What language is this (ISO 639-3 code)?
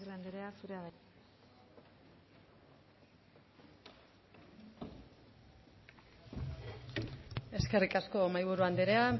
eus